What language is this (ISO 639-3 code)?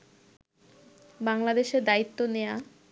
ben